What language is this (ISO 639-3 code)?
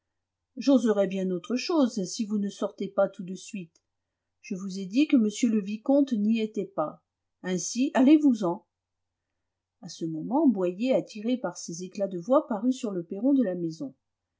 fra